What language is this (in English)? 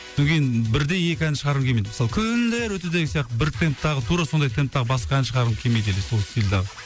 Kazakh